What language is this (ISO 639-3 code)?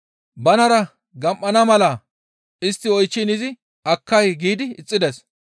gmv